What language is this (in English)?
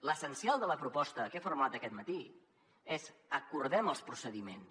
Catalan